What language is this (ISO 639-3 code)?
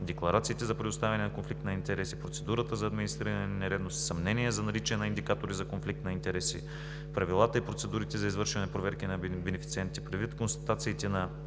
bul